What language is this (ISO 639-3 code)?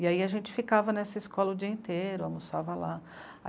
por